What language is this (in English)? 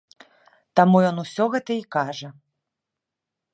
Belarusian